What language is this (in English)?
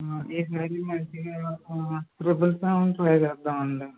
Telugu